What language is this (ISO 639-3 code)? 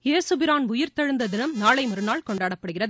tam